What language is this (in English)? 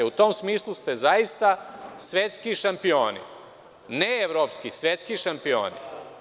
Serbian